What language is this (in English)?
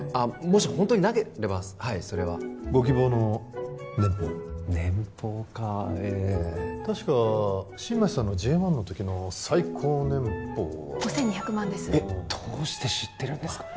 Japanese